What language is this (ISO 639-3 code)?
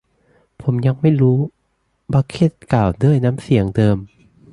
tha